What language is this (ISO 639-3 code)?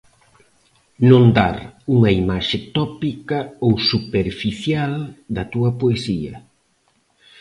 glg